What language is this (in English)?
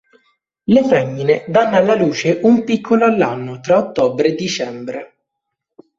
Italian